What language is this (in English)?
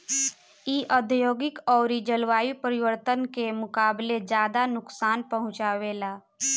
Bhojpuri